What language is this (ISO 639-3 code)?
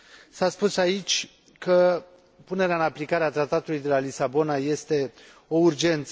ron